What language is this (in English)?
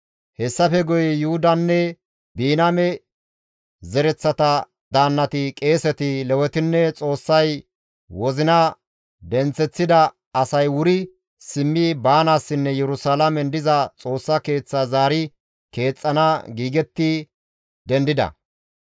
Gamo